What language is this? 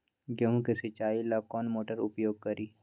Magahi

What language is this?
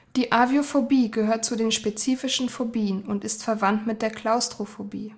German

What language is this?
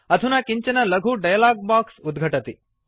Sanskrit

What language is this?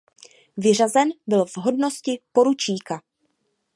Czech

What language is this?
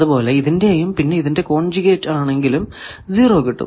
Malayalam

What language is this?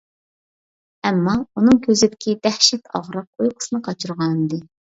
Uyghur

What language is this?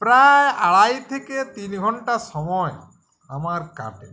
Bangla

